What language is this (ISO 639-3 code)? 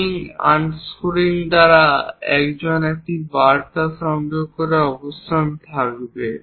ben